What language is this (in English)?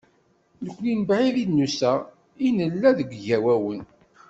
Kabyle